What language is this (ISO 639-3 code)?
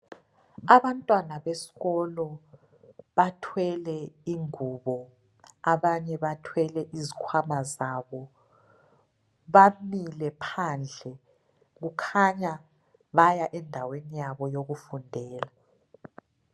nde